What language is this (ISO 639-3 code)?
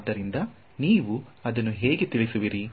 kan